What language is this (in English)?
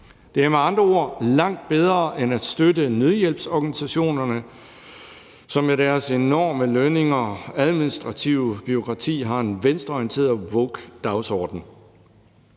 Danish